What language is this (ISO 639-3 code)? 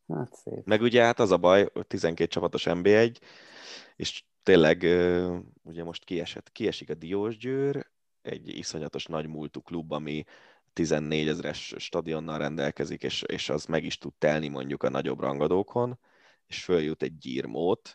hun